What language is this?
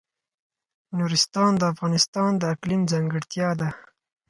Pashto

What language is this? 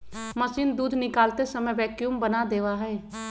Magahi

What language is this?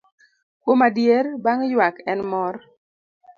Luo (Kenya and Tanzania)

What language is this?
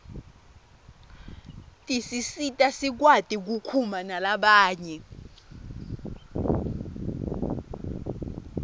Swati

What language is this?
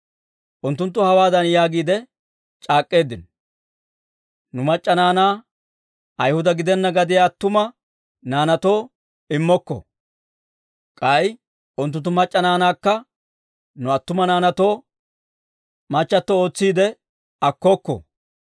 Dawro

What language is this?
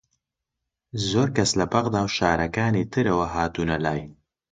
Central Kurdish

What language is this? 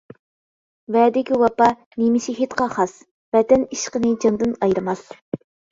Uyghur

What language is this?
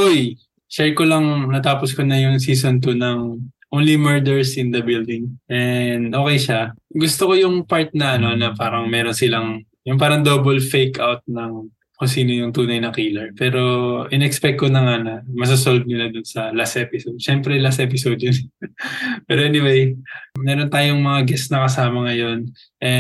Filipino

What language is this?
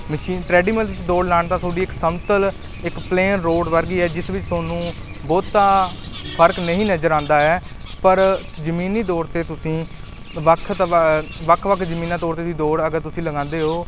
Punjabi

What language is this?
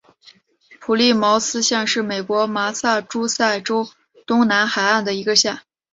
Chinese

